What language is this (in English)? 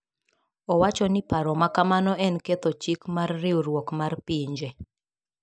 Luo (Kenya and Tanzania)